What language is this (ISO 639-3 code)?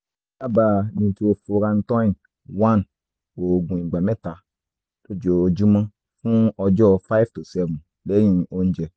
yor